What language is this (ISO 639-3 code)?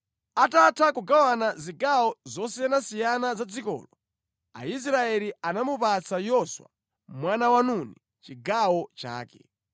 nya